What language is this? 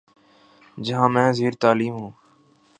Urdu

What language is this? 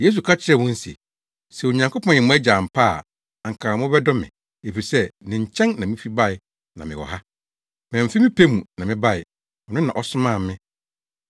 Akan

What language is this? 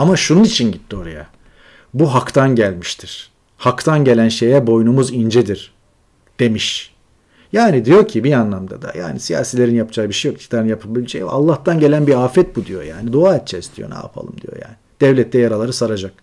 Turkish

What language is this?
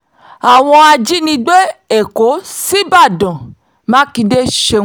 Yoruba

